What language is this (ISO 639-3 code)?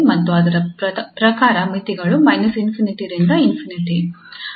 kan